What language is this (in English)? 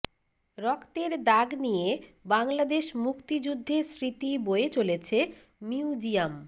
Bangla